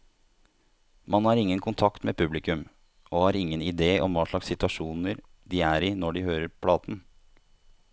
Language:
Norwegian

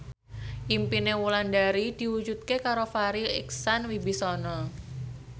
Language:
Javanese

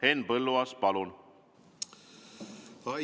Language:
Estonian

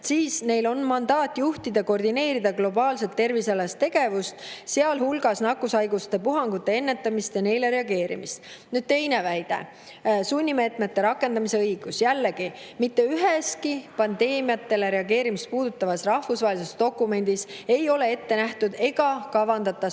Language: Estonian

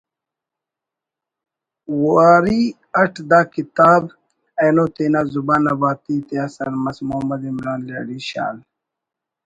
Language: Brahui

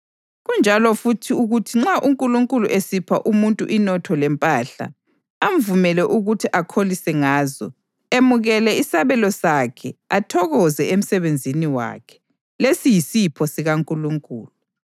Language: North Ndebele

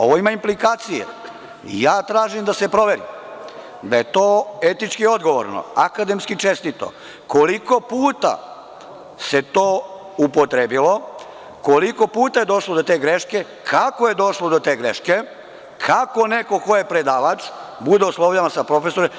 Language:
Serbian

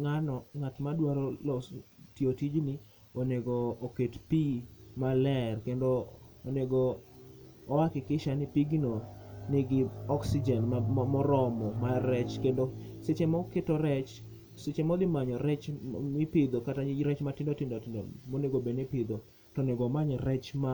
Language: Luo (Kenya and Tanzania)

